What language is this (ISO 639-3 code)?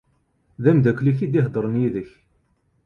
kab